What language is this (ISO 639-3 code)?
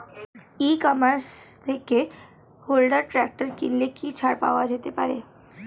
ben